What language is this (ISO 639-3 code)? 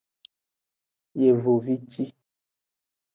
ajg